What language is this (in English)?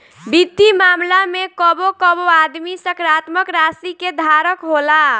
Bhojpuri